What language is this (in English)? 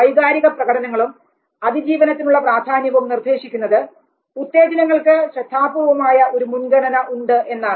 Malayalam